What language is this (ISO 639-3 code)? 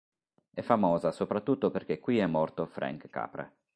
ita